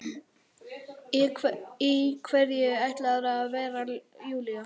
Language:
Icelandic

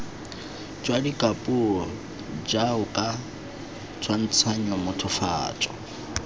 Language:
Tswana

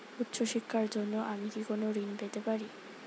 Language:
Bangla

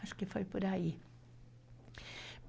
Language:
Portuguese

